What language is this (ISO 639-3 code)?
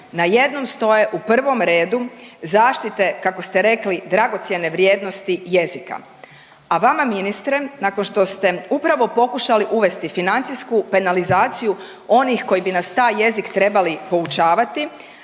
hrv